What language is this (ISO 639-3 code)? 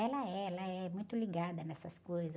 por